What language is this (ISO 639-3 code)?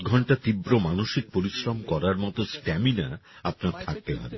ben